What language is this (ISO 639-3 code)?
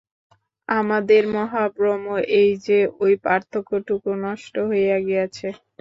ben